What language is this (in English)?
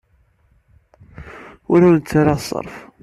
Kabyle